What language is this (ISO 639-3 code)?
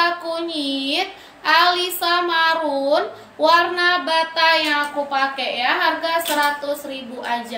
ind